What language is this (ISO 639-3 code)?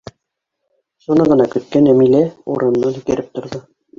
bak